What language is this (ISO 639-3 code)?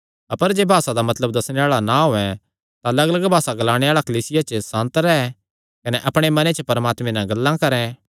xnr